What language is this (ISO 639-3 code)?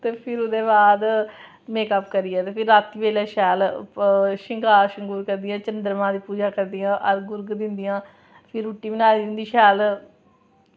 doi